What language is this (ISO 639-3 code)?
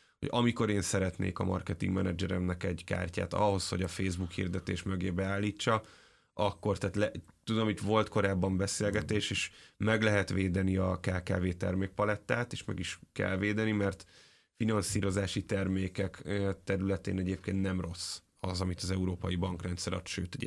hun